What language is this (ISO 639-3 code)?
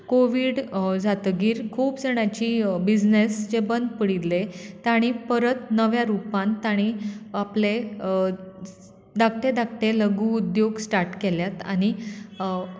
kok